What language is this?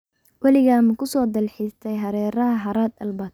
Somali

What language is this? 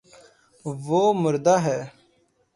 Urdu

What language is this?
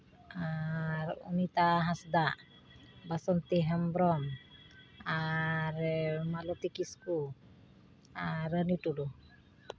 Santali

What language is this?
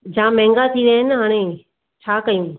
Sindhi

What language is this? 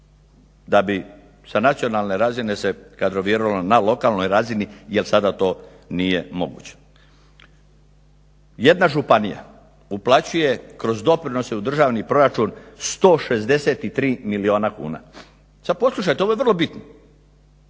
Croatian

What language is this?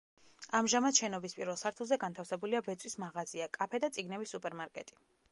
Georgian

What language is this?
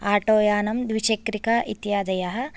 Sanskrit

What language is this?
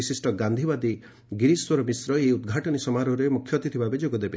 Odia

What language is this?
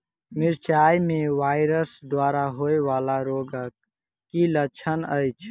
Maithili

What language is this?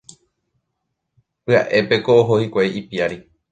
Guarani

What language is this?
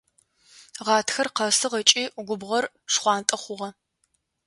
Adyghe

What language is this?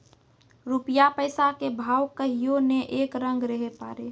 Maithili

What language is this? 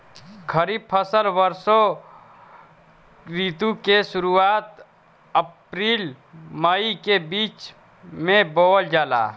Bhojpuri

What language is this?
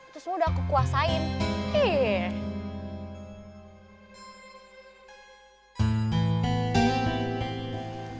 Indonesian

